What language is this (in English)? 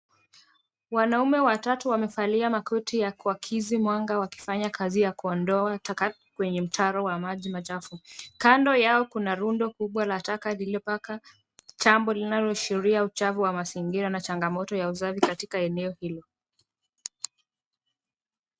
Swahili